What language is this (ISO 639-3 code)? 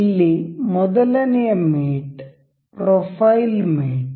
kan